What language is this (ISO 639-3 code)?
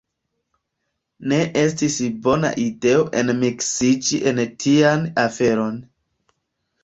epo